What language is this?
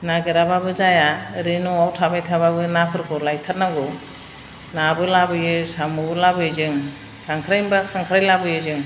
Bodo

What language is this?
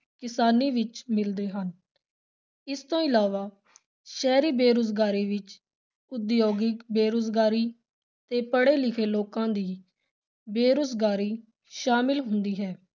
Punjabi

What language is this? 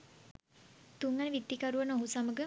Sinhala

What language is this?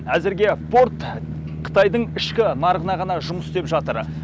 Kazakh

